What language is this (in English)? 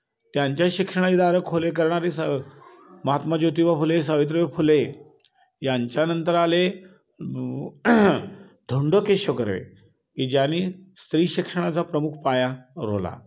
Marathi